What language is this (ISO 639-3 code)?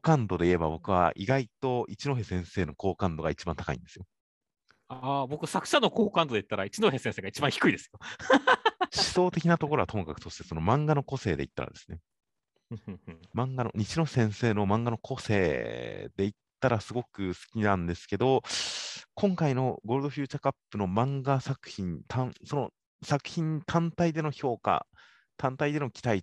jpn